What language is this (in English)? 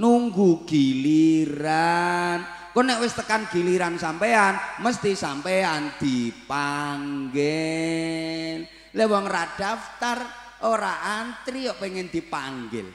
Indonesian